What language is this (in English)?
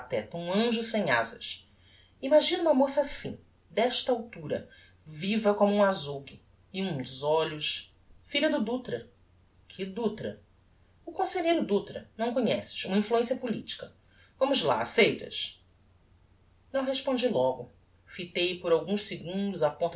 Portuguese